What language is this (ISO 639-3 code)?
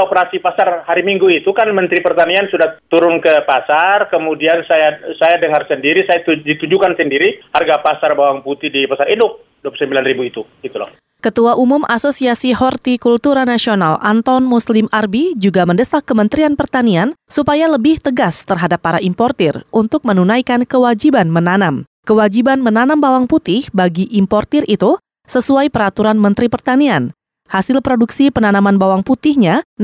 ind